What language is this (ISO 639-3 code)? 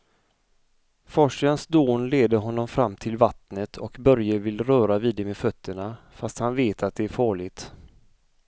swe